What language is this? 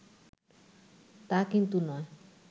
Bangla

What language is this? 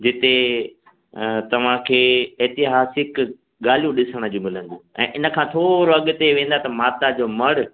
Sindhi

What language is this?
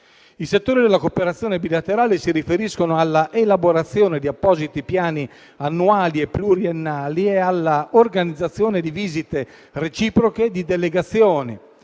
Italian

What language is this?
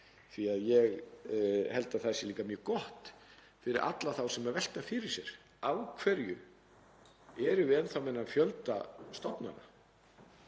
Icelandic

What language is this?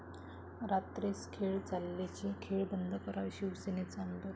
Marathi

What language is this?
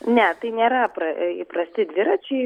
Lithuanian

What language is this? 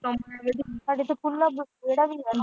Punjabi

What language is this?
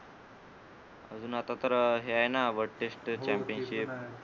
Marathi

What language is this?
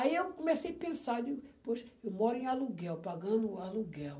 Portuguese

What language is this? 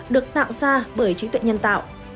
Vietnamese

